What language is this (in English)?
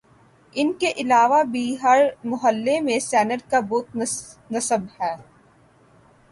Urdu